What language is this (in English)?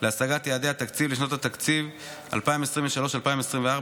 Hebrew